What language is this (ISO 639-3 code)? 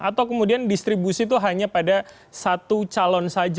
ind